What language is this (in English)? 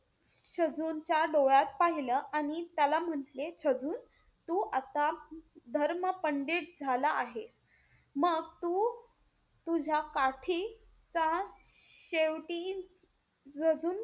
Marathi